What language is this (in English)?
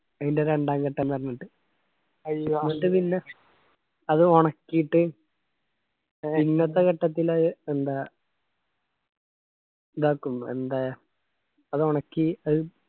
Malayalam